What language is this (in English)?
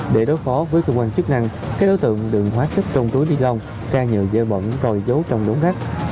Vietnamese